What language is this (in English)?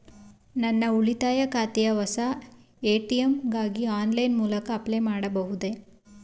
Kannada